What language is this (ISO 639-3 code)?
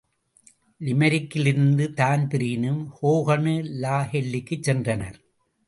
tam